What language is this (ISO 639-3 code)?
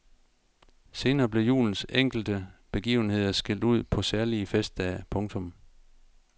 dan